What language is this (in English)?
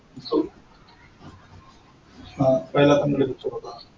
Marathi